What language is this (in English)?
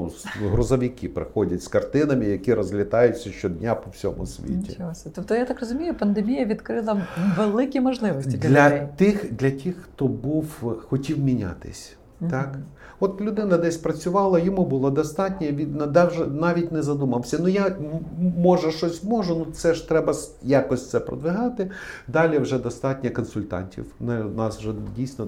Ukrainian